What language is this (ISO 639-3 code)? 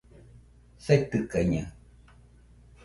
hux